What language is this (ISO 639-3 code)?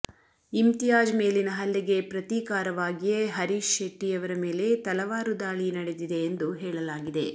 kan